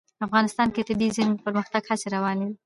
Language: Pashto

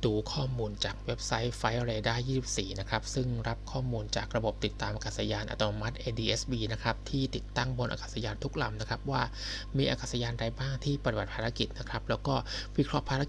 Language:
Thai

